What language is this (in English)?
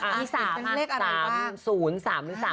Thai